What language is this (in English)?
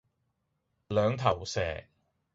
Cantonese